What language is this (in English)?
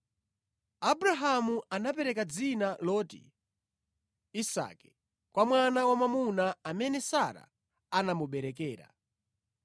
Nyanja